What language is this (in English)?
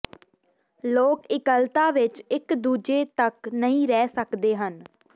Punjabi